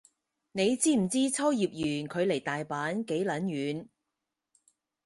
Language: Cantonese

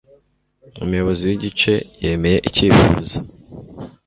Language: Kinyarwanda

